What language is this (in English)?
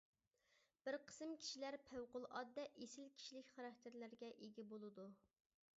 Uyghur